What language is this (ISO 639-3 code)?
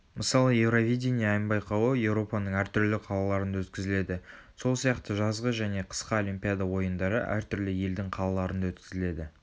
kaz